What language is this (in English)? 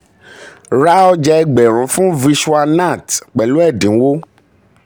Yoruba